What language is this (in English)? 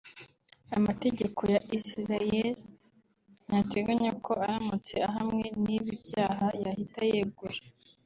Kinyarwanda